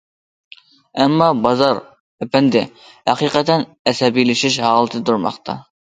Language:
Uyghur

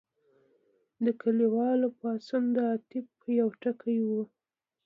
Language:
Pashto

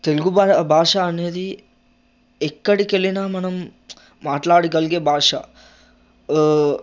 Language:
Telugu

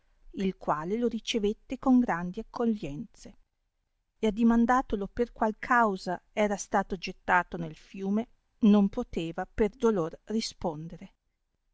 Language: Italian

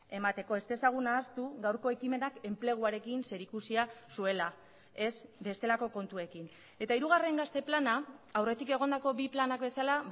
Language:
Basque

